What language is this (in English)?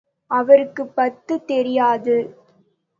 Tamil